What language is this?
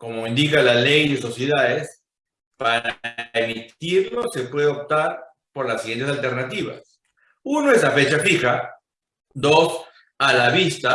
Spanish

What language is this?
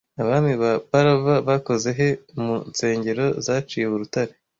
Kinyarwanda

